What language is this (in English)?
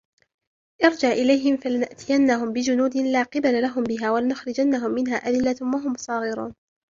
Arabic